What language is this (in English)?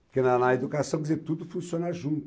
Portuguese